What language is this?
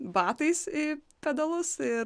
Lithuanian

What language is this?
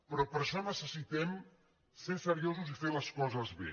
Catalan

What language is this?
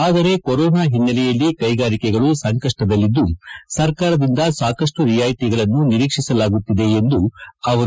Kannada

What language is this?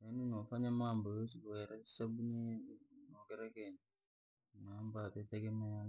Langi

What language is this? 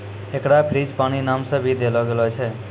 Maithili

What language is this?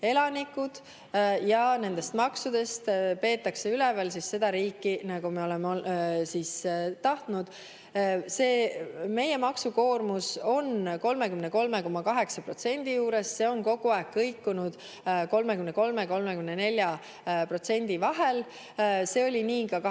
Estonian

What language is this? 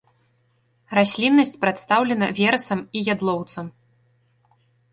Belarusian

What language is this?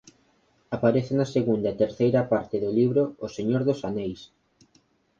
Galician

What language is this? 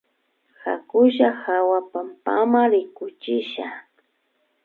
Imbabura Highland Quichua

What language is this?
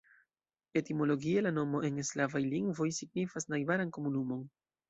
Esperanto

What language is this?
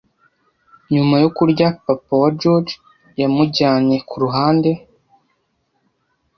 Kinyarwanda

